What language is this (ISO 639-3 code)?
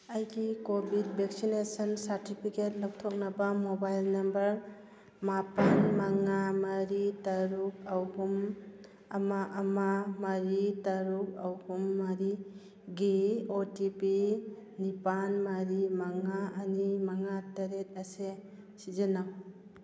mni